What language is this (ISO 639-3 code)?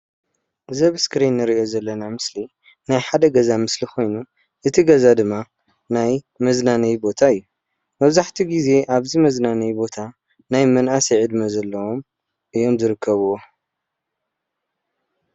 tir